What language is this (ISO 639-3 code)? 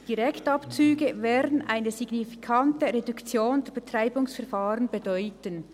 gsw